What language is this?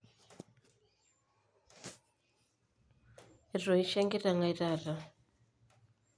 Masai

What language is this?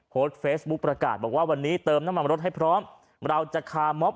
Thai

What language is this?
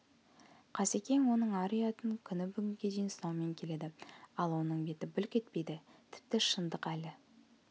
Kazakh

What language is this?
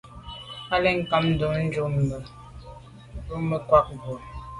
Medumba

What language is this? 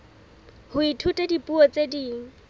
Southern Sotho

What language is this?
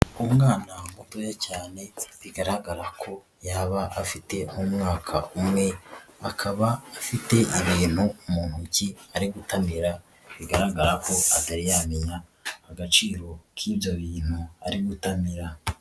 Kinyarwanda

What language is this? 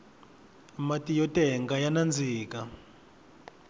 Tsonga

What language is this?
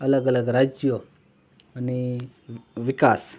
Gujarati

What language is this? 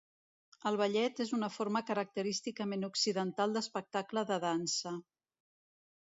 Catalan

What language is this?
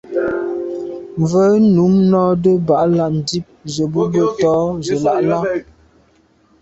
Medumba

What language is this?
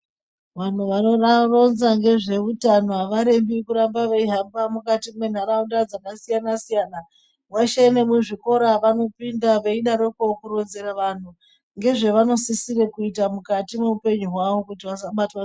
Ndau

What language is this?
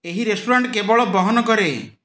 Odia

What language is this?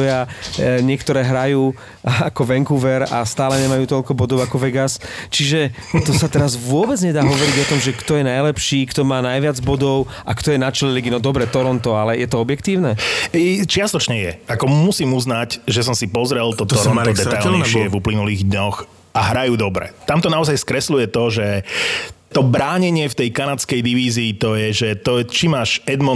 Slovak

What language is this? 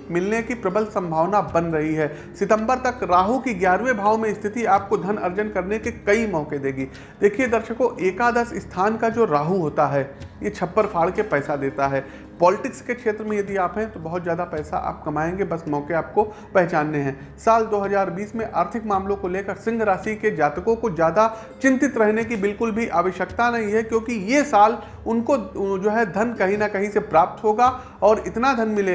Hindi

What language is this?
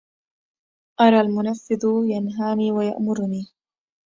Arabic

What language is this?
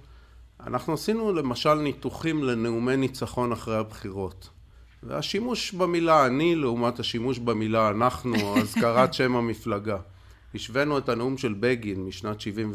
Hebrew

